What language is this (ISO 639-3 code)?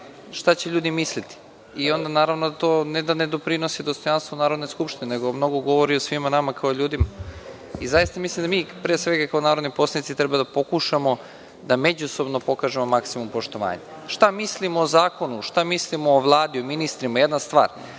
srp